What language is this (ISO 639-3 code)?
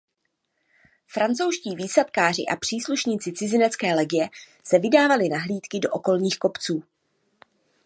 ces